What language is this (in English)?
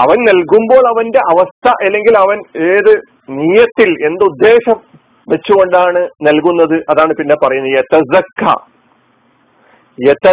Malayalam